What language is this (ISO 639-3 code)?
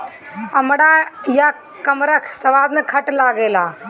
bho